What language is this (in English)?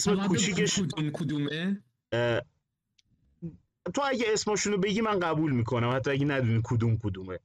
Persian